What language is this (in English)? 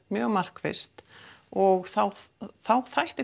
Icelandic